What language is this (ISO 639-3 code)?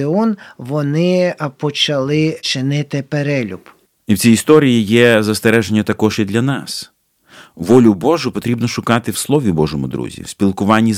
ukr